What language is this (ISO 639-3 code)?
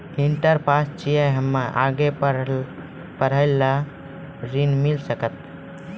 mai